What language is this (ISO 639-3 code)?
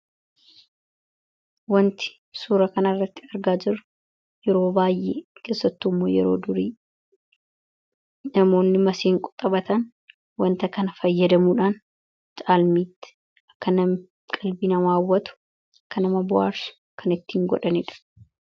orm